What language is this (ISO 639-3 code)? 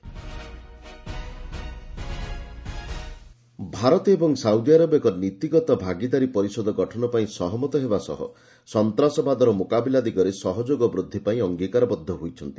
ori